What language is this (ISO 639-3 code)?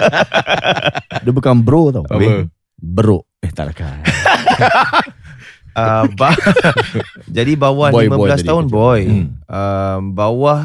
msa